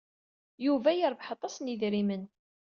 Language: Kabyle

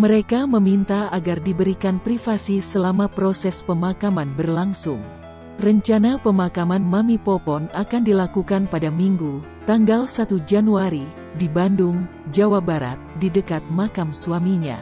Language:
Indonesian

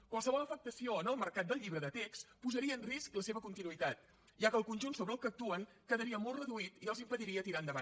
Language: Catalan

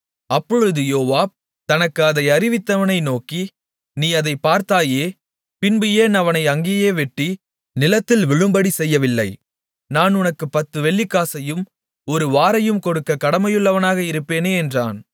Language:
Tamil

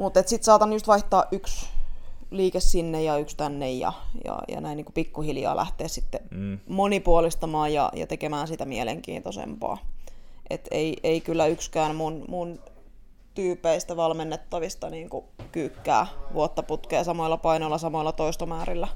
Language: Finnish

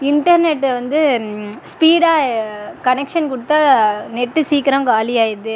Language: Tamil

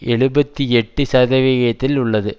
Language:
Tamil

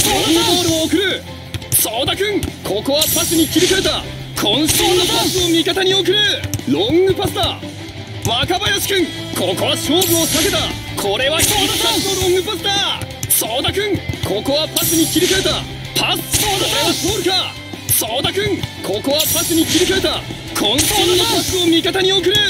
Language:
Japanese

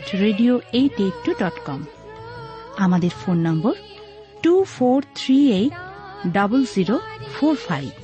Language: Bangla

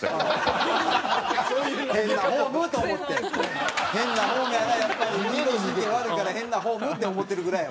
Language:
Japanese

